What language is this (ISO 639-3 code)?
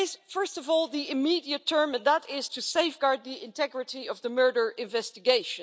eng